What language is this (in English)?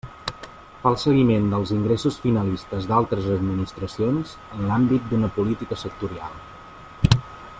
Catalan